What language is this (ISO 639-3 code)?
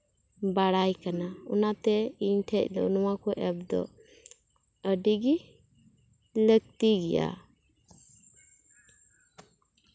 sat